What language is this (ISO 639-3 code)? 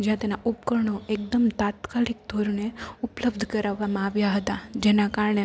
guj